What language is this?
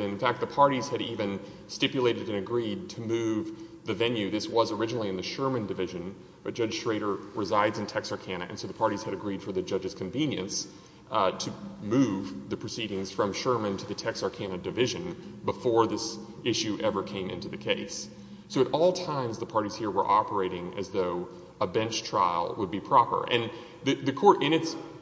English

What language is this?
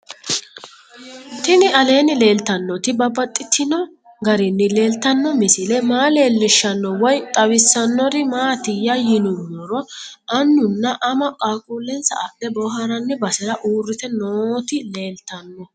Sidamo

